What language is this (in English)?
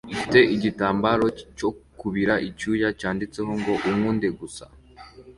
Kinyarwanda